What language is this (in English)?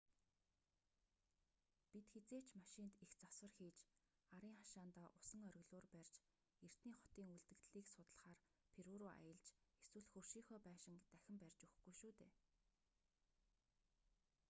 Mongolian